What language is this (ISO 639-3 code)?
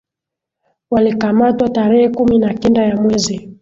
swa